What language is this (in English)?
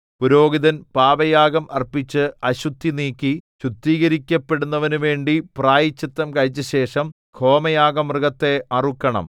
Malayalam